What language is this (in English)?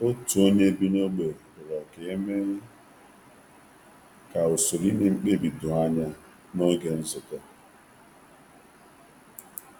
Igbo